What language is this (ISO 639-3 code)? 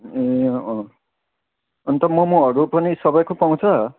nep